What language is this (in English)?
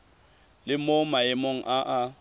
Tswana